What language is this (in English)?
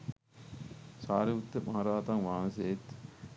Sinhala